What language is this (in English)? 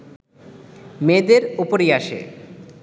Bangla